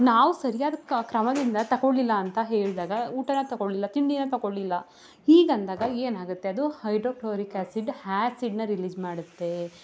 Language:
Kannada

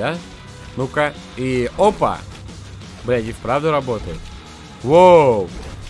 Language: Russian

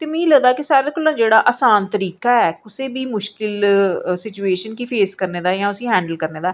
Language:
Dogri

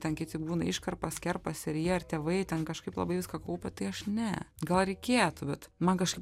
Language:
Lithuanian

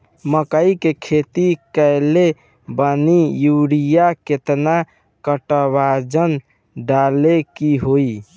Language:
Bhojpuri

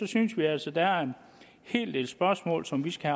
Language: Danish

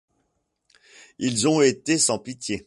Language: French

